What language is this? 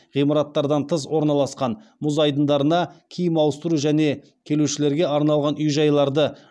Kazakh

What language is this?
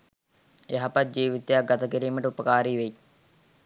Sinhala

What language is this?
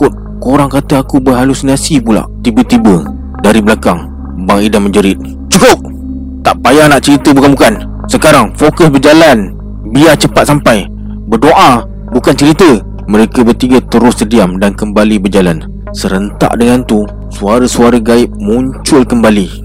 Malay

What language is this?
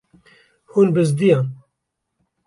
Kurdish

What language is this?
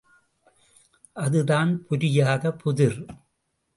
Tamil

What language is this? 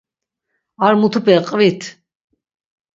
Laz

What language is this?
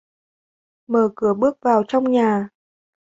Vietnamese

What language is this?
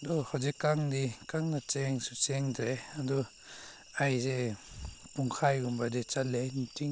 Manipuri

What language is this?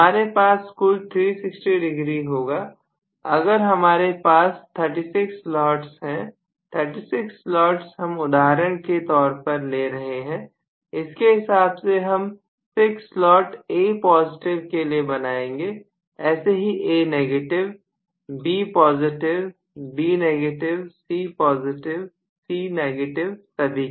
Hindi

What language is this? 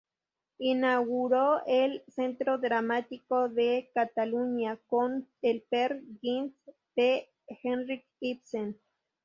Spanish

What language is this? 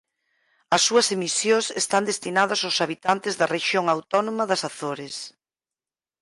Galician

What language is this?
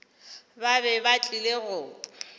Northern Sotho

